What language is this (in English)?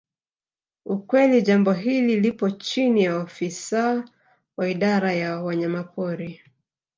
Swahili